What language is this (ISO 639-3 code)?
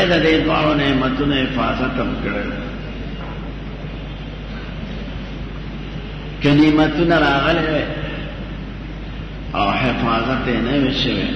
ara